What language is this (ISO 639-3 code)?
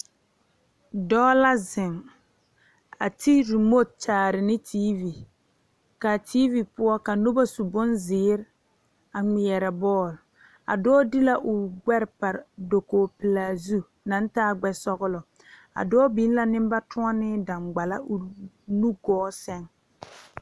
dga